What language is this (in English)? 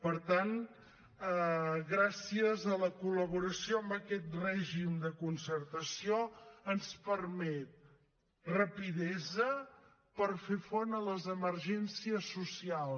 Catalan